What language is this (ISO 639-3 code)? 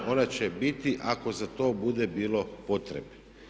hrv